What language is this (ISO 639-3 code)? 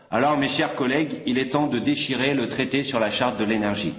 fra